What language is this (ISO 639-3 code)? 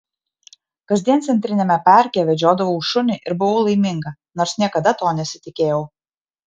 lit